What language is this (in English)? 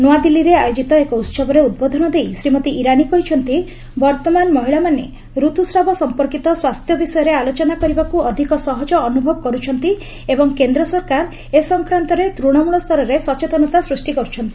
Odia